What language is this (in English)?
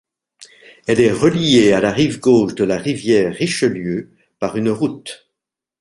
French